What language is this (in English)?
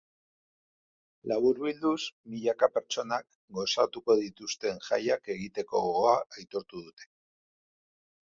Basque